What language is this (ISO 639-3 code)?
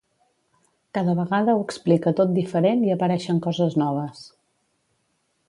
cat